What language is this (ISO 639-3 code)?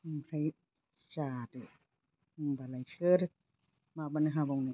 brx